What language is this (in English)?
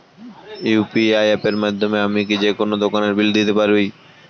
Bangla